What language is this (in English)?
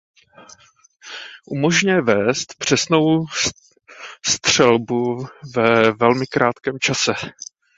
Czech